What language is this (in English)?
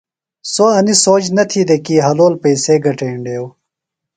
Phalura